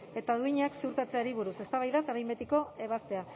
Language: Basque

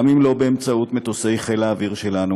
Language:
Hebrew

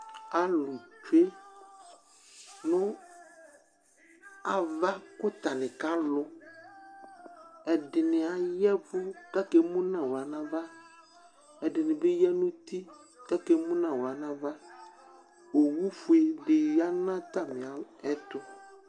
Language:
Ikposo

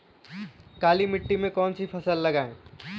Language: Hindi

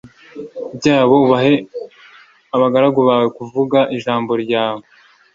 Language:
Kinyarwanda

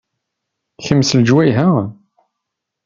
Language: Kabyle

